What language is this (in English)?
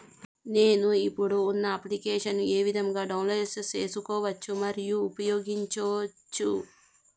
Telugu